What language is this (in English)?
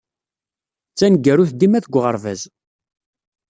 Kabyle